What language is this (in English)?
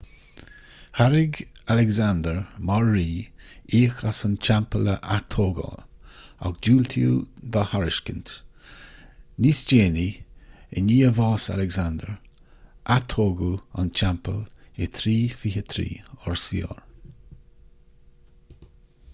Irish